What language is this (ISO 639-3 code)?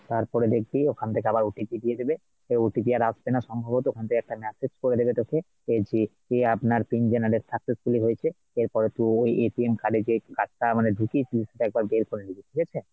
ben